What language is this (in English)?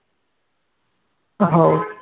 Marathi